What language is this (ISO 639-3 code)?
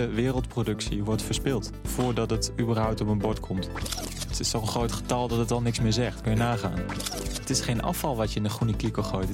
nld